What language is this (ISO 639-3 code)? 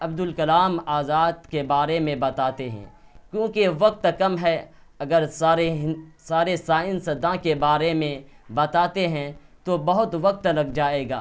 urd